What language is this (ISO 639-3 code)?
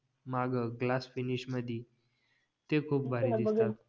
mar